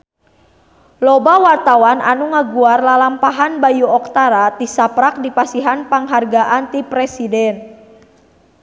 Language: Sundanese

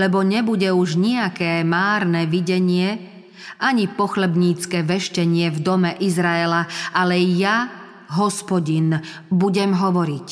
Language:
Slovak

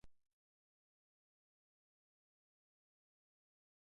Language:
Basque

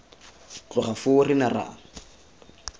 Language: Tswana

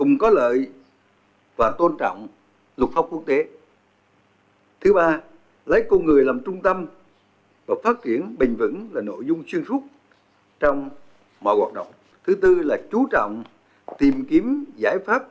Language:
Vietnamese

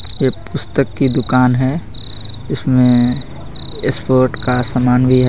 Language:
Hindi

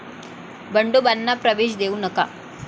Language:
Marathi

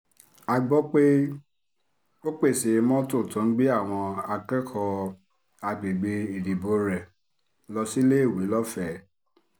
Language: Yoruba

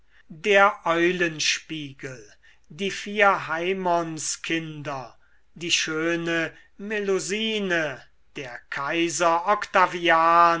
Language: German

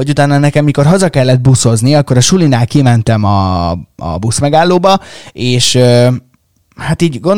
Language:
Hungarian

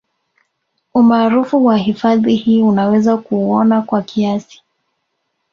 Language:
Swahili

